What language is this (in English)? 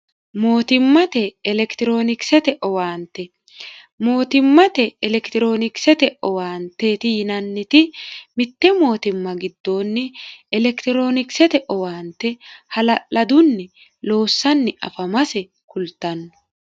Sidamo